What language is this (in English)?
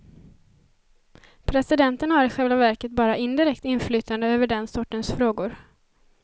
Swedish